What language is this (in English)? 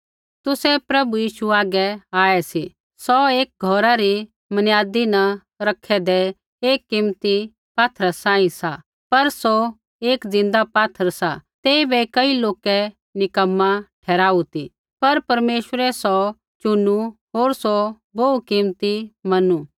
Kullu Pahari